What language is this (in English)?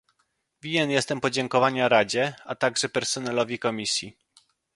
Polish